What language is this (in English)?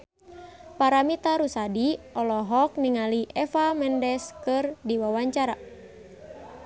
Sundanese